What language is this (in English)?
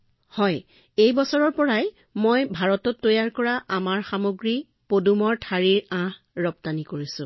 Assamese